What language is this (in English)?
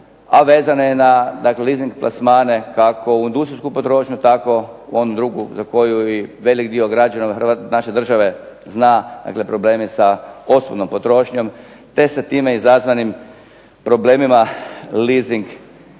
Croatian